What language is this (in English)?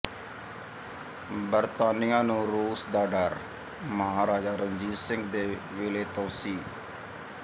Punjabi